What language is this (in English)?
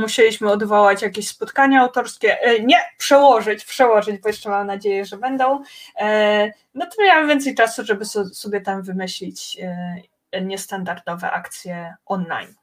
Polish